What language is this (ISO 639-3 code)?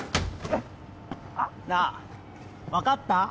jpn